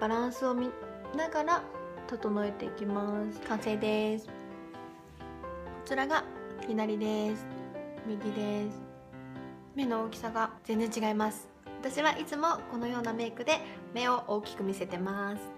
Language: Japanese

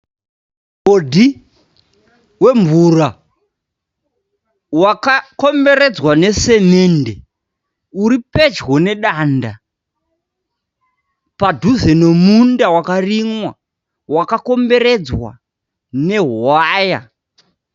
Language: Shona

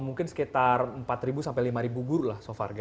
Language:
Indonesian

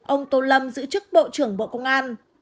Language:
Vietnamese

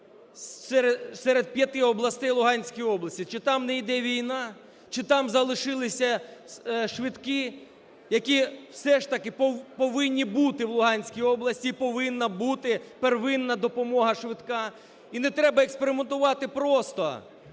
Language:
Ukrainian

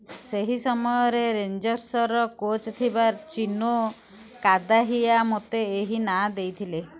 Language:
Odia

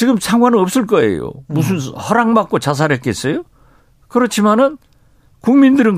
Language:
Korean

